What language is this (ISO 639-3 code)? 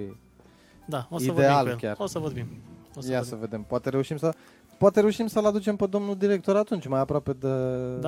ron